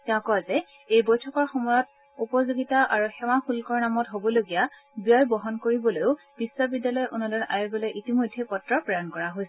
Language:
Assamese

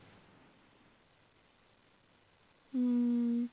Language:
Punjabi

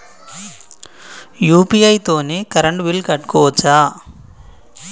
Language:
Telugu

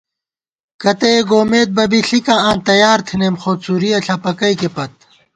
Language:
Gawar-Bati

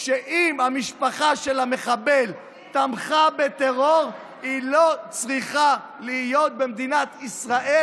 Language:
Hebrew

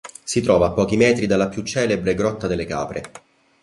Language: Italian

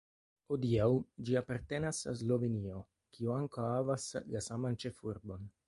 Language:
Esperanto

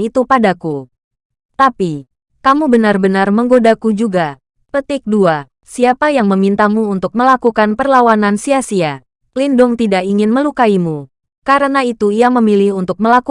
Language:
Indonesian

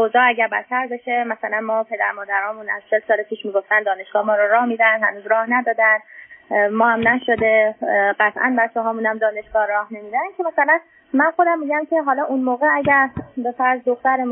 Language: Persian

